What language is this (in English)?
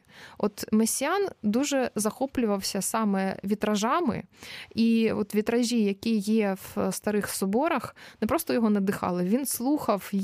Ukrainian